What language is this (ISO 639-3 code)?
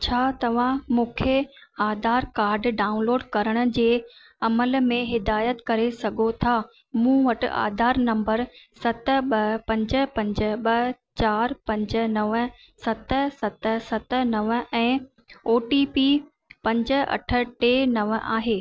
snd